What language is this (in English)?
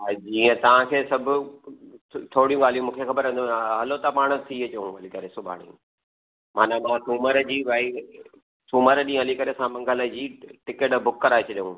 Sindhi